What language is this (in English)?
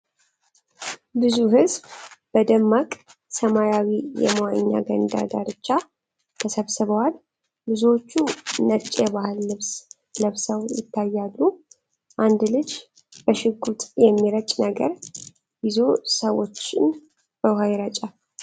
Amharic